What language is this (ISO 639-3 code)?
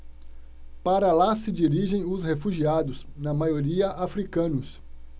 por